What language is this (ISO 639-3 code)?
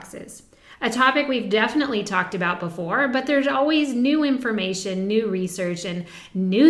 eng